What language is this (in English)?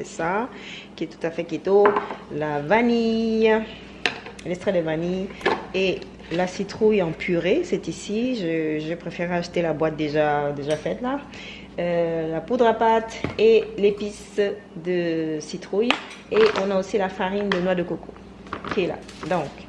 French